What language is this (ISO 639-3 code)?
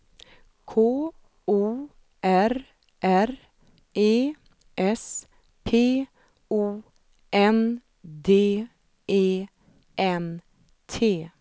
swe